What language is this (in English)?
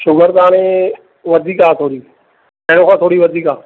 Sindhi